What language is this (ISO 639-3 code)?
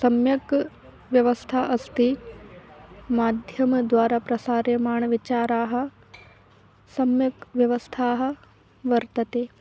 san